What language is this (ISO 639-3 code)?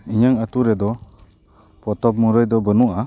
sat